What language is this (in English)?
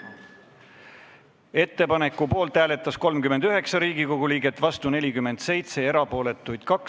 Estonian